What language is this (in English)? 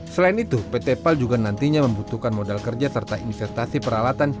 Indonesian